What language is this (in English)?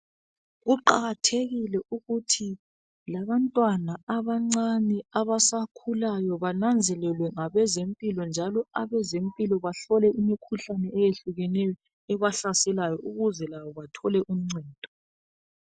North Ndebele